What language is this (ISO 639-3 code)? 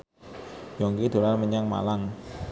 jav